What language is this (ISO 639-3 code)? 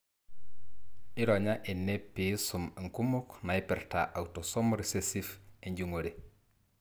mas